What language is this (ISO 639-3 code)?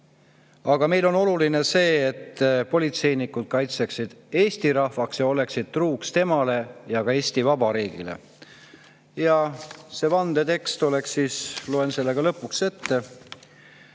est